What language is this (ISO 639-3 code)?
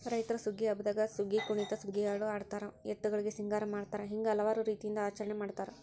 kan